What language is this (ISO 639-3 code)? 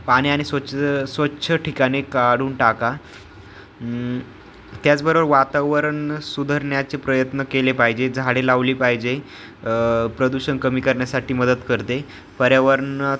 mar